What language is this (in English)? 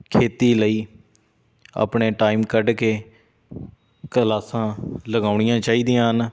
Punjabi